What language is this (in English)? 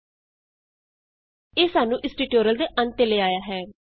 Punjabi